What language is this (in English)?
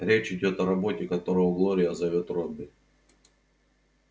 Russian